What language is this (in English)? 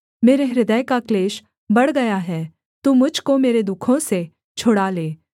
Hindi